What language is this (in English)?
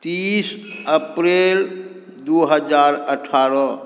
Maithili